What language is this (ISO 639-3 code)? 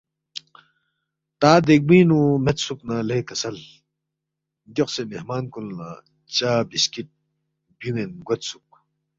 bft